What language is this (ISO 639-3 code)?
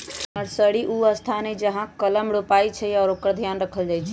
mag